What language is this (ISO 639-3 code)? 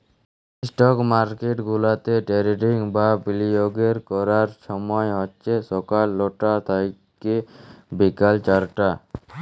ben